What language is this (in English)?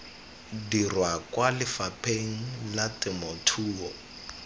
Tswana